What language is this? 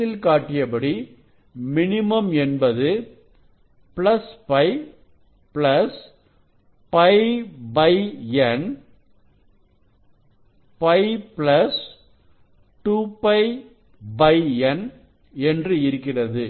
Tamil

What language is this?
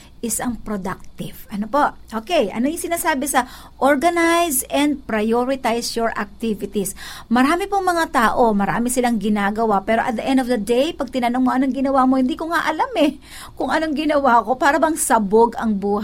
Filipino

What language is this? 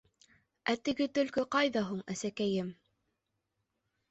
Bashkir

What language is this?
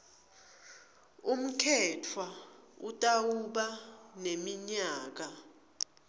Swati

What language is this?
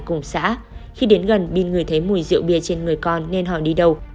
Vietnamese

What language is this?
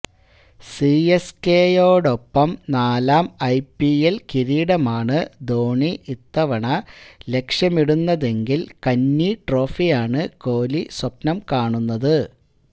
Malayalam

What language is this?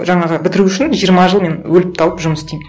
Kazakh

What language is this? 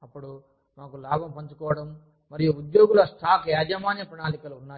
Telugu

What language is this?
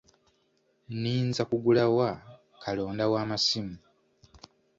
Ganda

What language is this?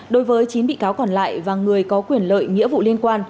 Vietnamese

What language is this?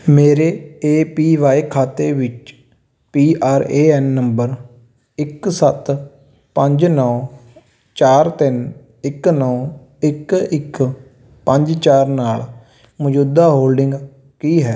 Punjabi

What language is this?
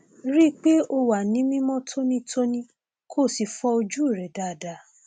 Yoruba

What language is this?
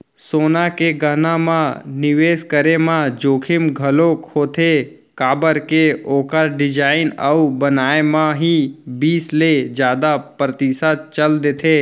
Chhattisgarhi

